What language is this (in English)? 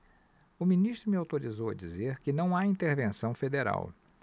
Portuguese